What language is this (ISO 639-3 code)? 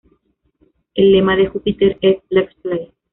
spa